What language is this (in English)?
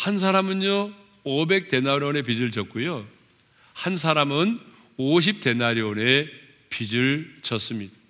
Korean